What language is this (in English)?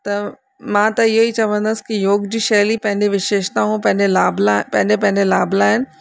Sindhi